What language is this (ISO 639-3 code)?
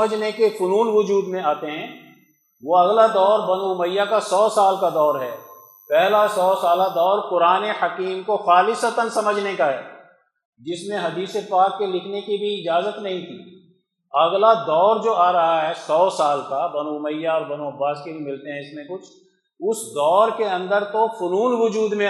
urd